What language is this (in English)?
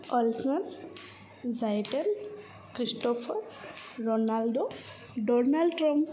Gujarati